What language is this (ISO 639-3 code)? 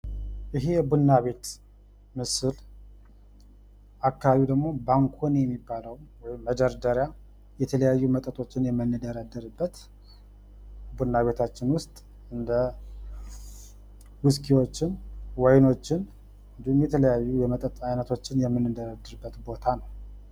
amh